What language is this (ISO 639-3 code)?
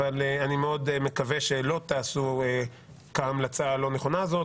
heb